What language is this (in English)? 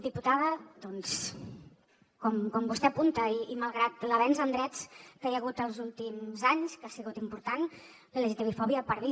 Catalan